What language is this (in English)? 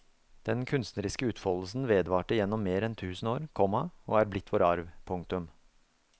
Norwegian